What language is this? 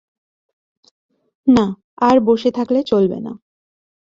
Bangla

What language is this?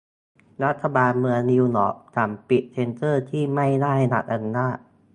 Thai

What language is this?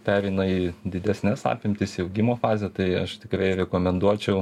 Lithuanian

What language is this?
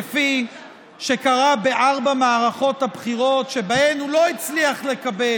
Hebrew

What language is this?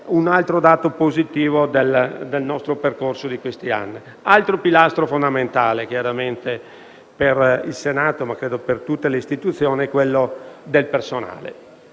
Italian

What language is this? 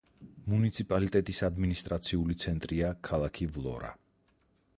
Georgian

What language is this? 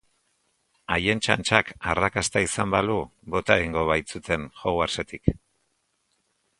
Basque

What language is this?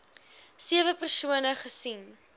Afrikaans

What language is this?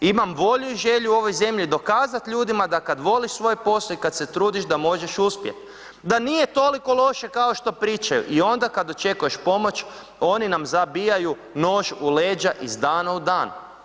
Croatian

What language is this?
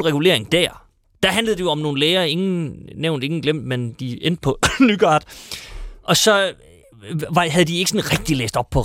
Danish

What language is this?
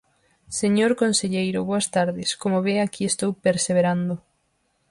Galician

